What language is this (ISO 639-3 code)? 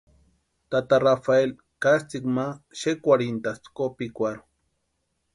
pua